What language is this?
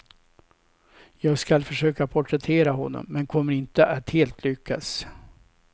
Swedish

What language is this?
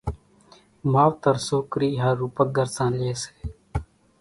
Kachi Koli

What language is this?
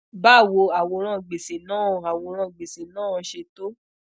Yoruba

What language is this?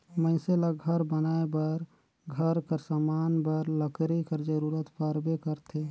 Chhattisgarhi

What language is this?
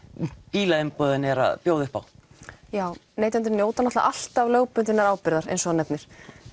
Icelandic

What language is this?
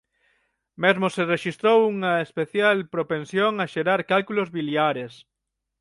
Galician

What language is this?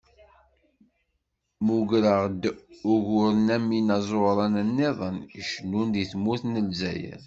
Kabyle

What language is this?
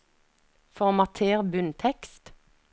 Norwegian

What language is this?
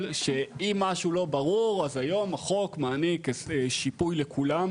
Hebrew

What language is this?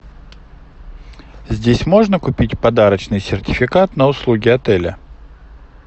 Russian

